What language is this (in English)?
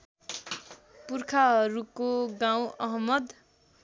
Nepali